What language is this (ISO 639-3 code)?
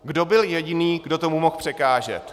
ces